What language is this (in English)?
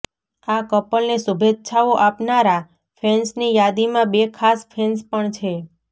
Gujarati